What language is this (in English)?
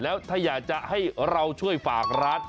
Thai